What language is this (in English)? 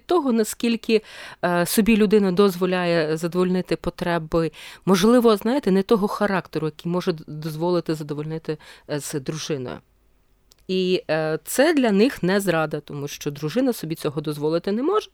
Ukrainian